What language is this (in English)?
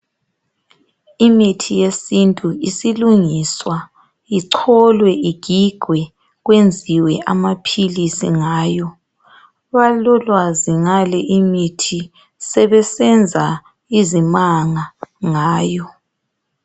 North Ndebele